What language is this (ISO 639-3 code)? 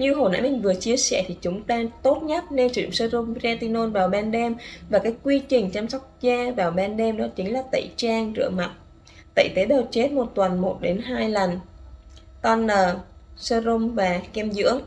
vie